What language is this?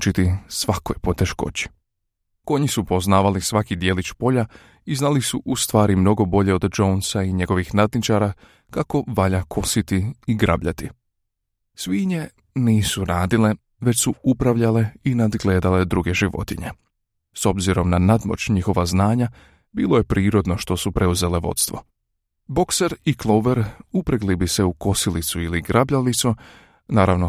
Croatian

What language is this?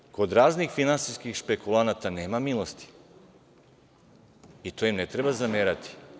Serbian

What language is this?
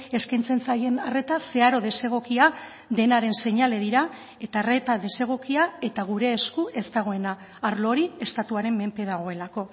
Basque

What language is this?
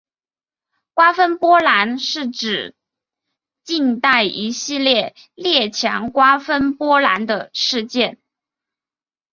Chinese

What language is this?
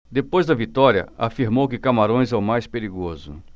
Portuguese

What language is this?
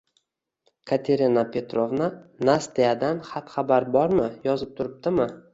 Uzbek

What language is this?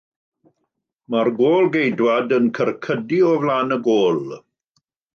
Welsh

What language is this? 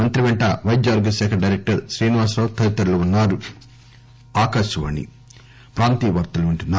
Telugu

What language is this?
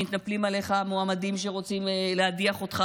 Hebrew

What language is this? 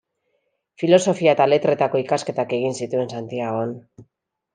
Basque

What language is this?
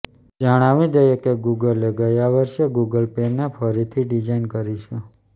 Gujarati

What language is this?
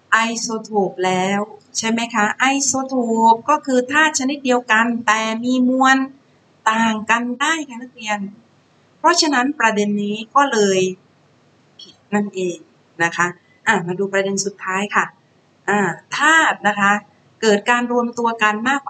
Thai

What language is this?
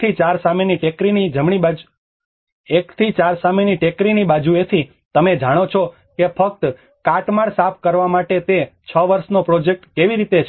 Gujarati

